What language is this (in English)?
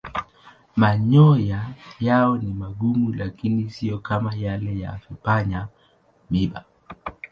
Swahili